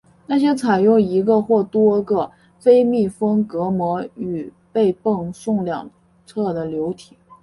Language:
Chinese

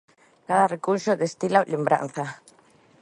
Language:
Galician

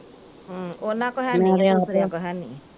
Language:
Punjabi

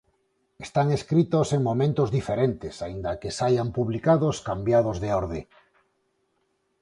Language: Galician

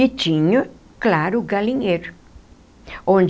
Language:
Portuguese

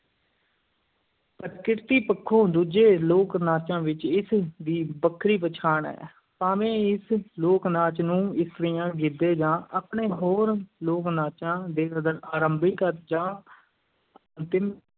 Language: Punjabi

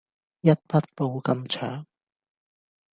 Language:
Cantonese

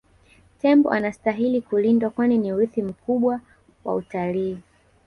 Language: Swahili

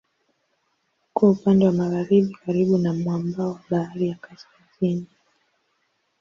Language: Swahili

